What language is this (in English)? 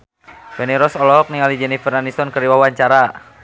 Sundanese